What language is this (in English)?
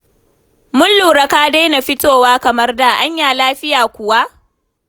Hausa